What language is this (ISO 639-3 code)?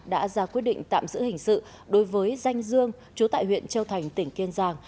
vie